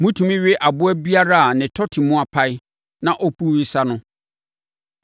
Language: Akan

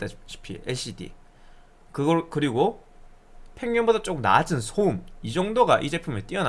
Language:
Korean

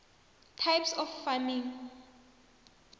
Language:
South Ndebele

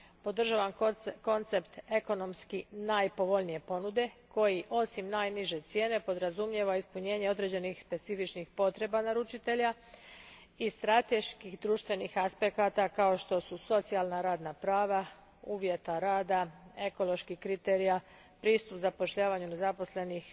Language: Croatian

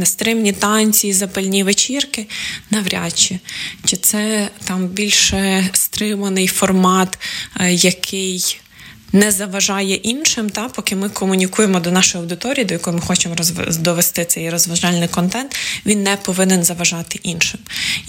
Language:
Ukrainian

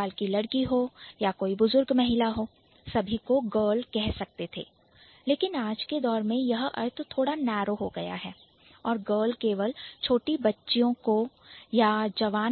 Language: Hindi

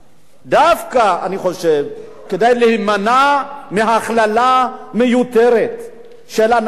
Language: Hebrew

